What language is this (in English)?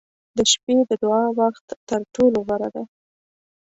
Pashto